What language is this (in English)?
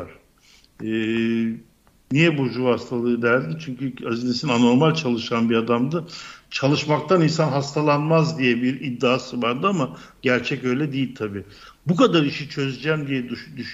Turkish